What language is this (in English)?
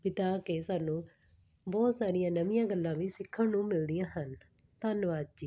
Punjabi